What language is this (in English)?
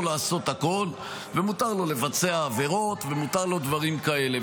Hebrew